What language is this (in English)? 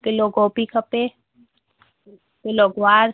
Sindhi